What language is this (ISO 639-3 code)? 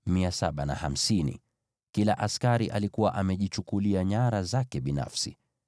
swa